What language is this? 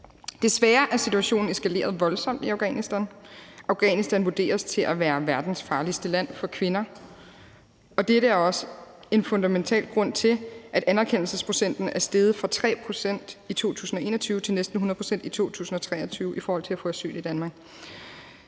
Danish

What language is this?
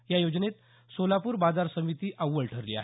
Marathi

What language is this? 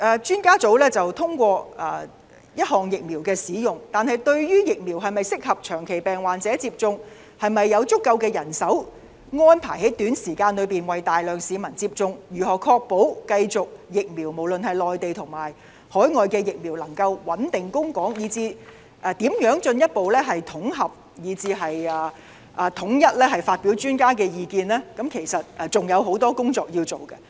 Cantonese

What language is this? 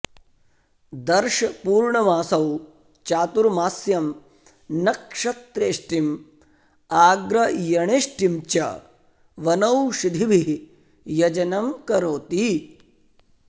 Sanskrit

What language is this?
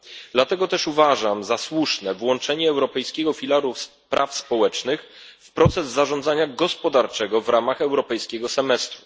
Polish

